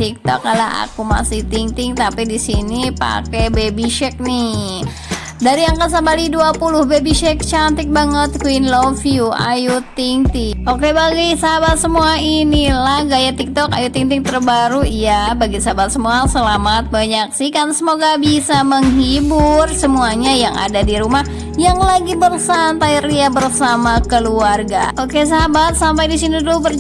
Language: Indonesian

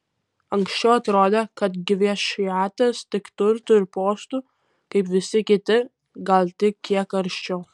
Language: Lithuanian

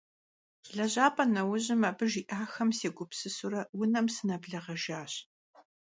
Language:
Kabardian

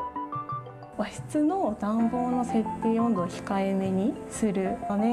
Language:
Japanese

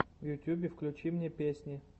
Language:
Russian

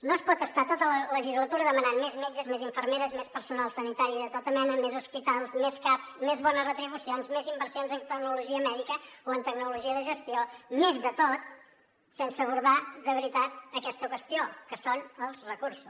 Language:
Catalan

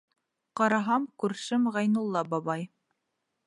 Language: Bashkir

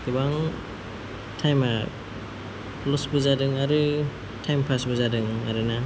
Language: Bodo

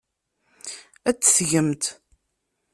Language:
Kabyle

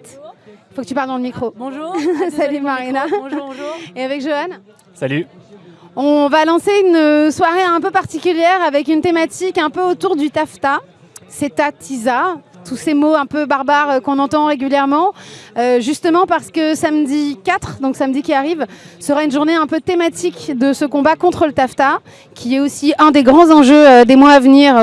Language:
French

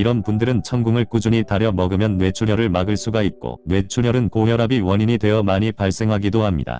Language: Korean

